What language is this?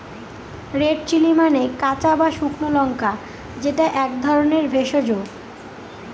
Bangla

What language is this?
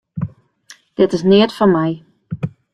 Western Frisian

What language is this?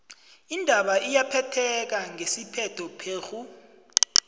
South Ndebele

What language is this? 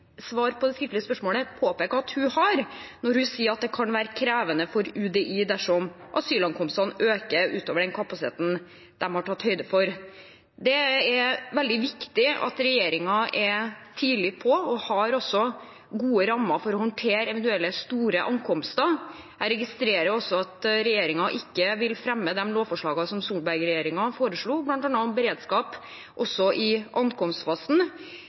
Norwegian Bokmål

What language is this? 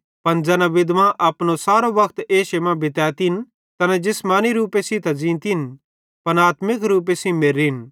Bhadrawahi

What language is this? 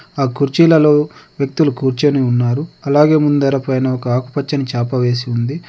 Telugu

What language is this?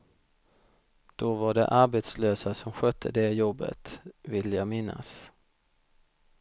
Swedish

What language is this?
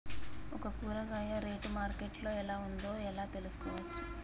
Telugu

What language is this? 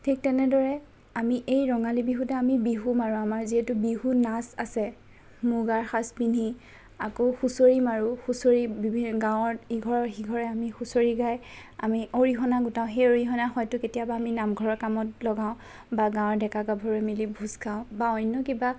Assamese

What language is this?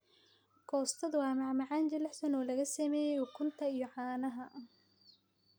Somali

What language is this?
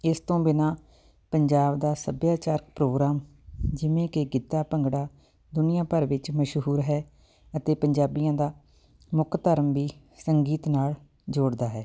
Punjabi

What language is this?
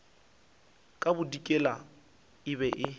Northern Sotho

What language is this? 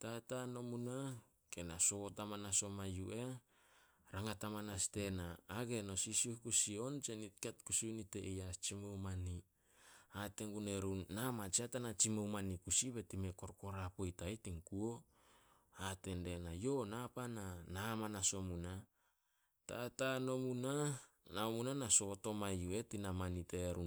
Solos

